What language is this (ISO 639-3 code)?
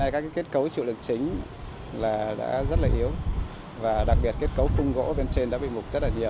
vie